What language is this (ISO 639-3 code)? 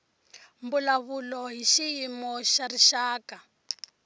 tso